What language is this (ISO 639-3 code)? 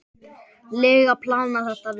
isl